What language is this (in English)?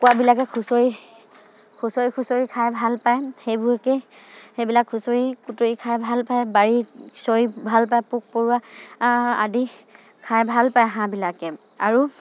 Assamese